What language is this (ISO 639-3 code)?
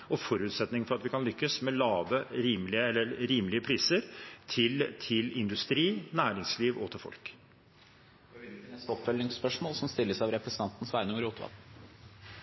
nor